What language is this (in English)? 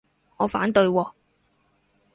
Cantonese